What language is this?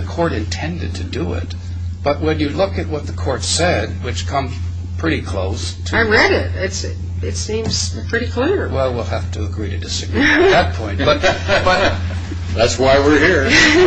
English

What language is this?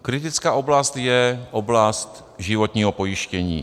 Czech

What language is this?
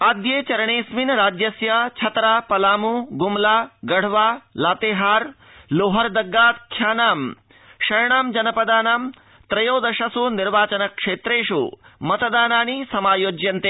Sanskrit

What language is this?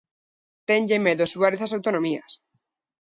Galician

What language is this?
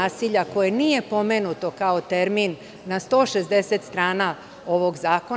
Serbian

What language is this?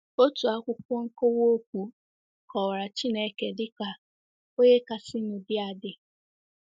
Igbo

